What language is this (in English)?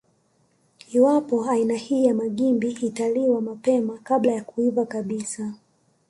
Swahili